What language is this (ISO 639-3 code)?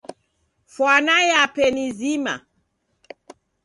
dav